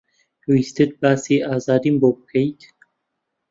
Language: Central Kurdish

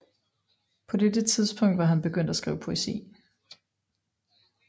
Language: Danish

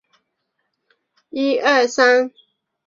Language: Chinese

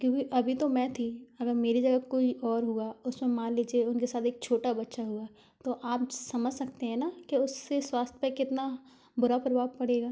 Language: Hindi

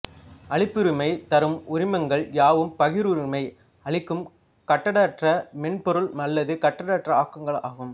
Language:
Tamil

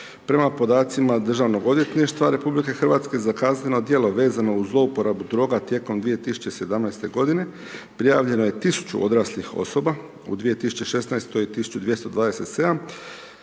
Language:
Croatian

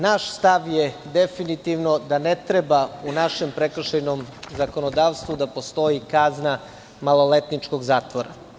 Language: Serbian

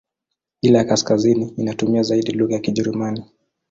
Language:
Swahili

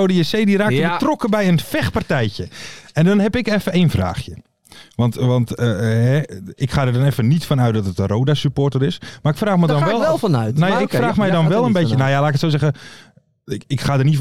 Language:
Dutch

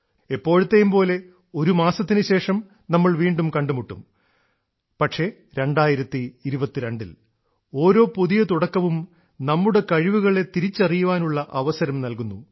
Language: Malayalam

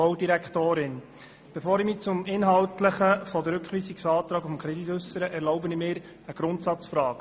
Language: Swiss German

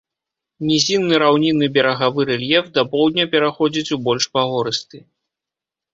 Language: Belarusian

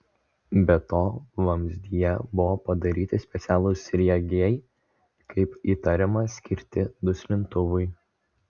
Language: Lithuanian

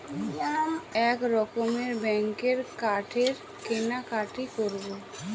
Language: Bangla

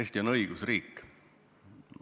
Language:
Estonian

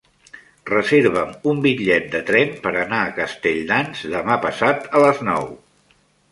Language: Catalan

